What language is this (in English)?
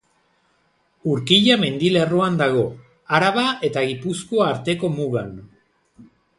Basque